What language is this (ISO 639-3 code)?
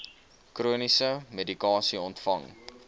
afr